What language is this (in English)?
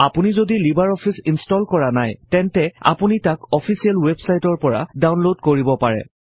Assamese